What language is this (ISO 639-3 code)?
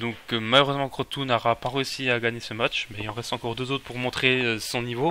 fra